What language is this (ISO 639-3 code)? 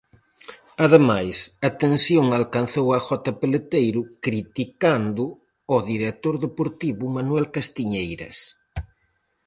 glg